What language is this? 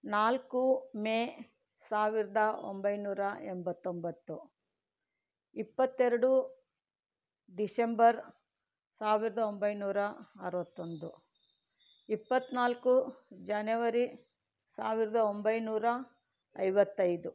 Kannada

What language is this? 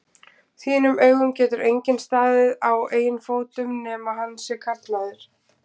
Icelandic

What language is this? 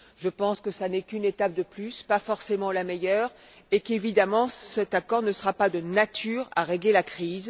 French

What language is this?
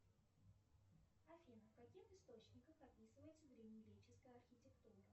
Russian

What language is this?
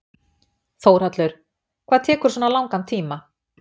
Icelandic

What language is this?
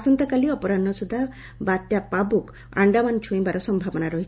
Odia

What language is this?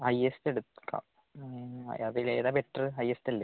Malayalam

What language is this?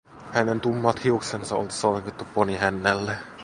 Finnish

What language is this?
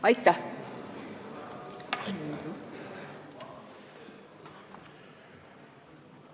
Estonian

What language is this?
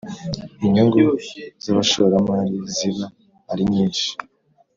Kinyarwanda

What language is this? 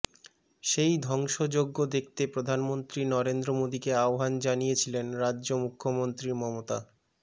Bangla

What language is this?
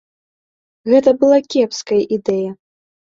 Belarusian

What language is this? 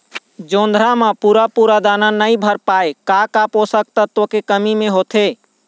Chhattisgarhi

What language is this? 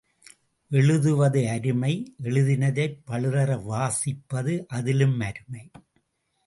Tamil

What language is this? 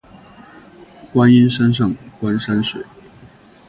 Chinese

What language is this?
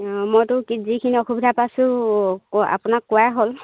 Assamese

